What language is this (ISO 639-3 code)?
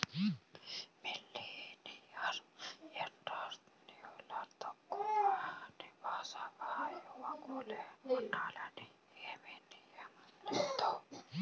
tel